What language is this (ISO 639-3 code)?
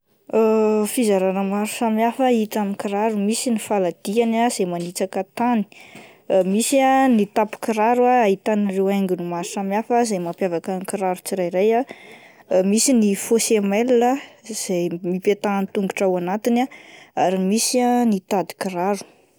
mlg